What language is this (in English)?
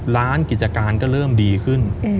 Thai